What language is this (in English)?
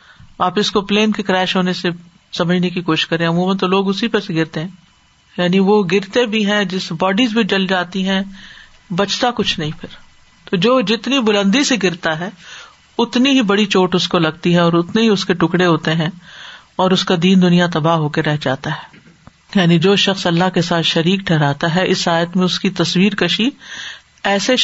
Urdu